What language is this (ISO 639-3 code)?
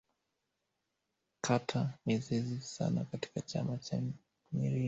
swa